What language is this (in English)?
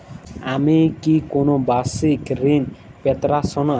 Bangla